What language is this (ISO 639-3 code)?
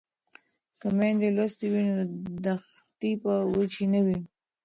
pus